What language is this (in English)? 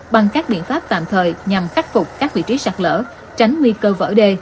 Vietnamese